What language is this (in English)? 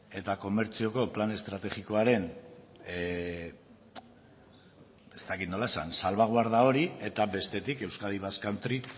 Basque